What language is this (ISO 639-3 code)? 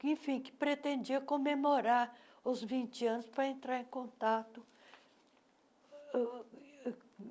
por